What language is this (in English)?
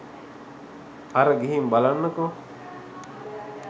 Sinhala